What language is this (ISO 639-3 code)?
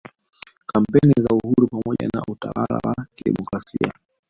swa